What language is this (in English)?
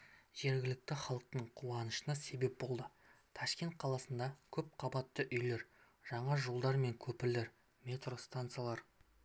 Kazakh